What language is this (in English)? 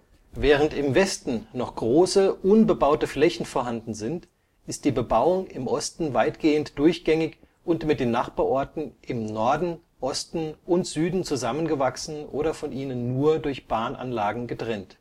German